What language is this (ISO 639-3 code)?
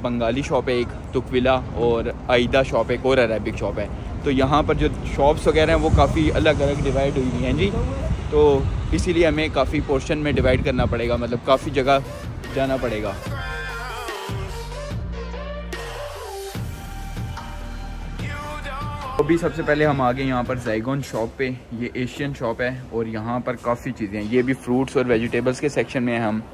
hin